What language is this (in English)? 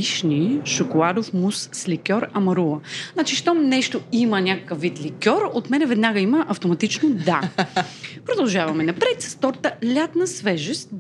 Bulgarian